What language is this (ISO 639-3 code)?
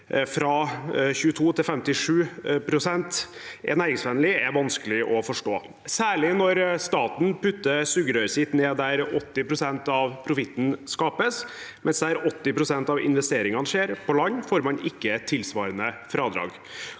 nor